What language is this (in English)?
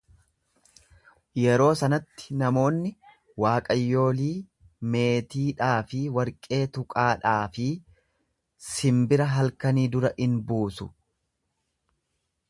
Oromo